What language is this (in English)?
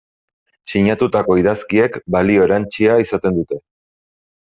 Basque